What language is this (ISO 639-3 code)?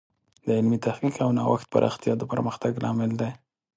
pus